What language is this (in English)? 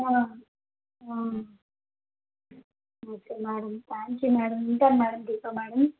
Telugu